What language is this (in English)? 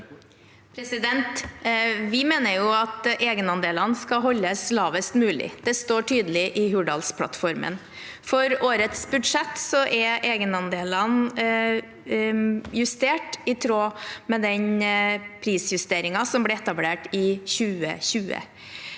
Norwegian